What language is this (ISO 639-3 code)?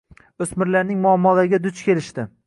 uzb